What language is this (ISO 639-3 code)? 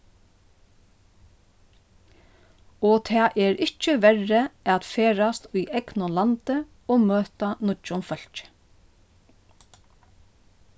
fao